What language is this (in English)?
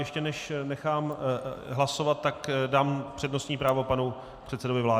Czech